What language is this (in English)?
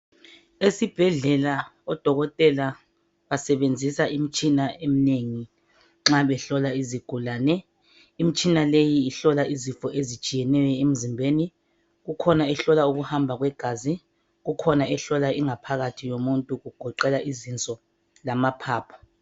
North Ndebele